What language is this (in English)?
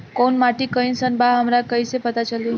Bhojpuri